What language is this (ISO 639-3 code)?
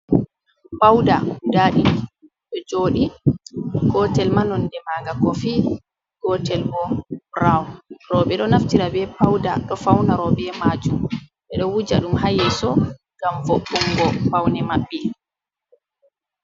ful